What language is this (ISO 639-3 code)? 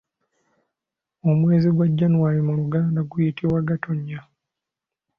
lug